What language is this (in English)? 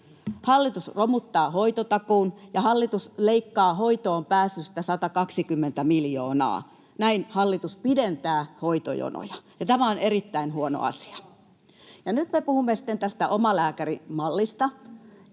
Finnish